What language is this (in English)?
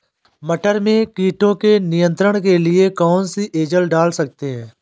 Hindi